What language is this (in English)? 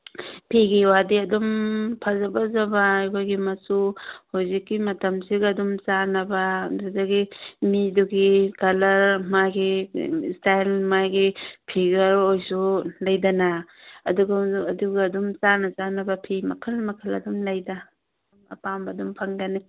Manipuri